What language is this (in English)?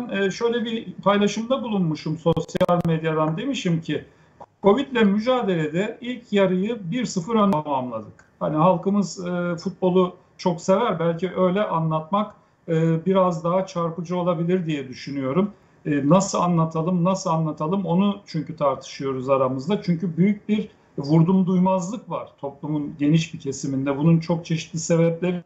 Turkish